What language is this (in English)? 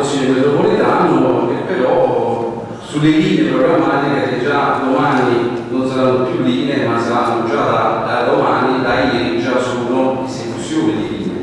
Italian